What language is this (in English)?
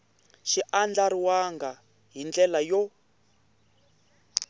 Tsonga